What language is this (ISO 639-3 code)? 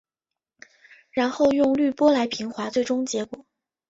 zho